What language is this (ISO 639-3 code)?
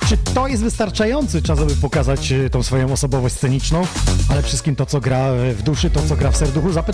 pol